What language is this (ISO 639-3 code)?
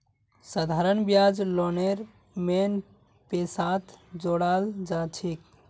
mag